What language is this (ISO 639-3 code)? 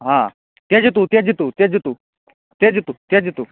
san